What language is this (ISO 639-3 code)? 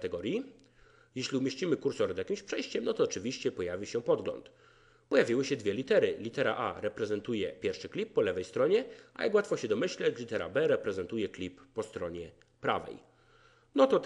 pol